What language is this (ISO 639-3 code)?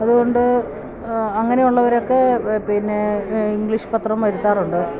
mal